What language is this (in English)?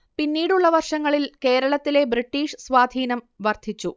Malayalam